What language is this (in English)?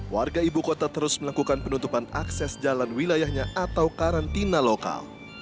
Indonesian